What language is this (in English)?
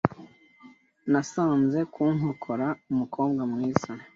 Kinyarwanda